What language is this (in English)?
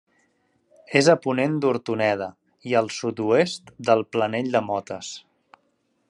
Catalan